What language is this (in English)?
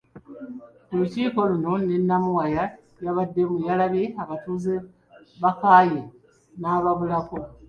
Ganda